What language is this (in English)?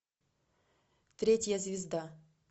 Russian